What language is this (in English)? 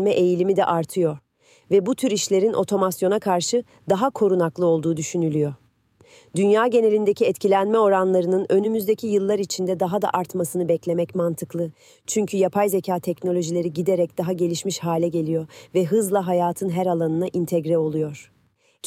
Turkish